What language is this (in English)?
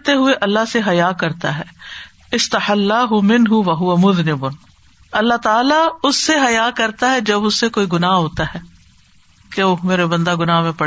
Urdu